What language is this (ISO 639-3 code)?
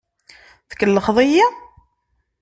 kab